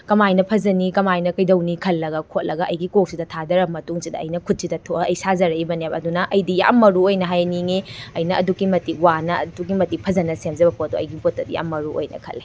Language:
Manipuri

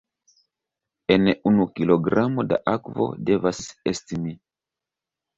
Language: Esperanto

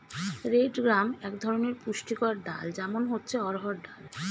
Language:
Bangla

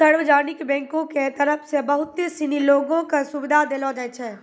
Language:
Maithili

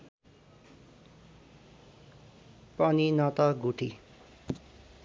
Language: Nepali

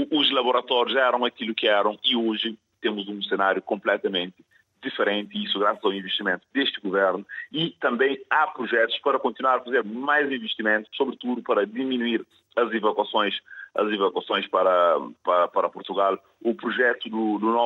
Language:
Portuguese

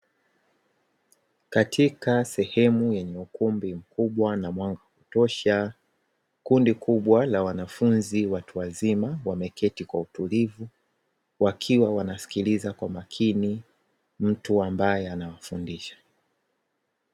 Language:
Swahili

